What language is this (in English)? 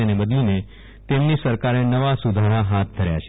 Gujarati